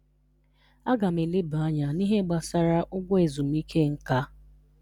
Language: Igbo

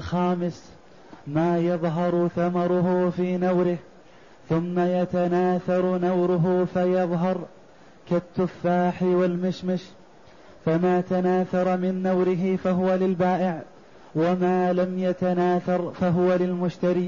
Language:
Arabic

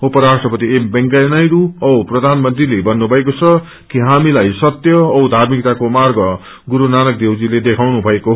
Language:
Nepali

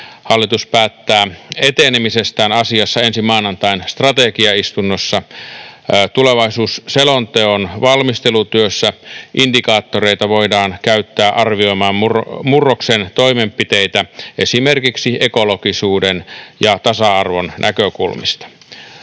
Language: Finnish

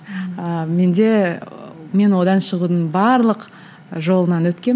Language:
Kazakh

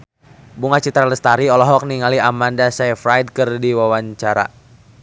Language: Sundanese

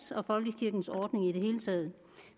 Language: Danish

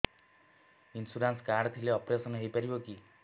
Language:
Odia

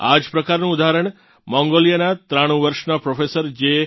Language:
Gujarati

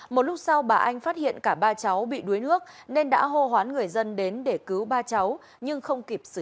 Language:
Vietnamese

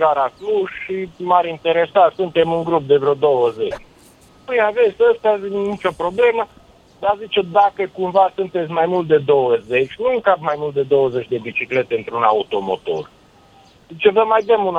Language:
Romanian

